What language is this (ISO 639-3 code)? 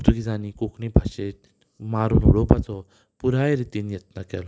kok